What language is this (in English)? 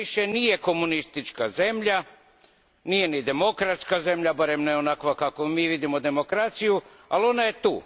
Croatian